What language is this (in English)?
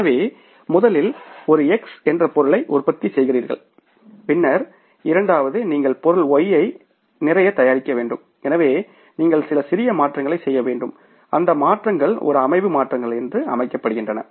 Tamil